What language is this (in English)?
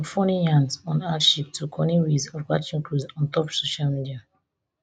Nigerian Pidgin